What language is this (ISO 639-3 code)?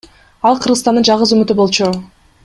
kir